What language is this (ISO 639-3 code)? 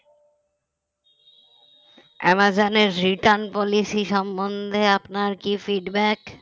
ben